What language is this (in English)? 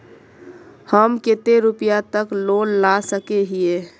Magahi